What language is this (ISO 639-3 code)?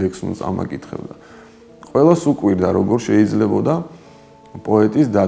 ron